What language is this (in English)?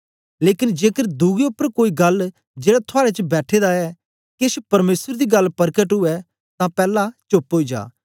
Dogri